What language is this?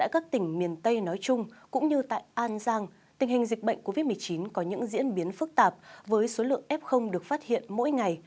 Vietnamese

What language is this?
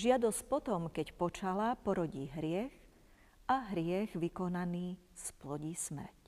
Slovak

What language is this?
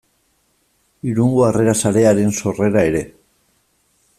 Basque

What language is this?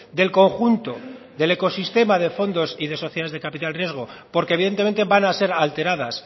Spanish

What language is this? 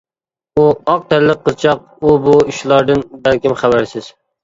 Uyghur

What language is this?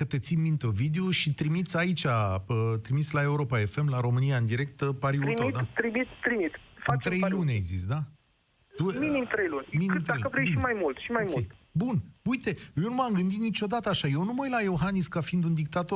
Romanian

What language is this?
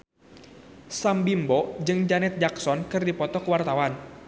Sundanese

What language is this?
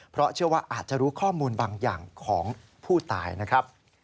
Thai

